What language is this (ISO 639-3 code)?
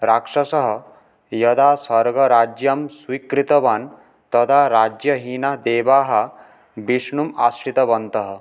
san